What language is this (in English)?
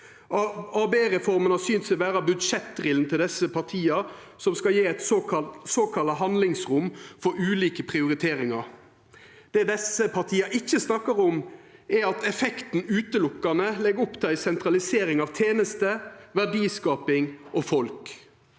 Norwegian